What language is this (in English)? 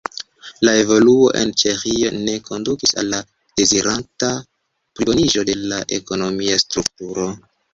Esperanto